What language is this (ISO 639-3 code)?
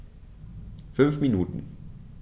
deu